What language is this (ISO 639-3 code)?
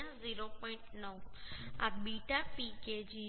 guj